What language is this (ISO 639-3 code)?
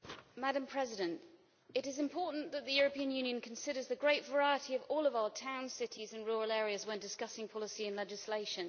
eng